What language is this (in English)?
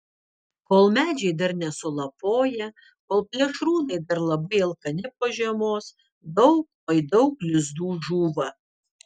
Lithuanian